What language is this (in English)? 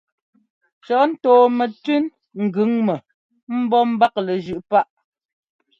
Ngomba